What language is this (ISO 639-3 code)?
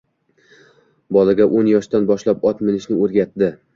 uzb